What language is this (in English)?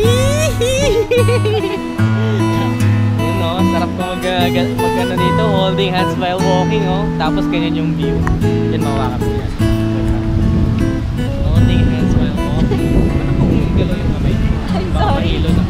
Filipino